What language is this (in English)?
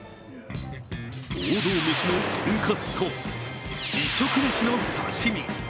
Japanese